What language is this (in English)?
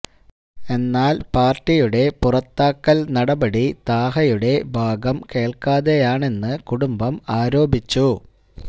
Malayalam